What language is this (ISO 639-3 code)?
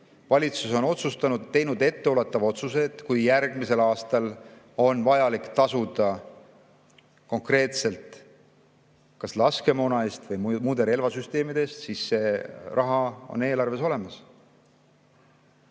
est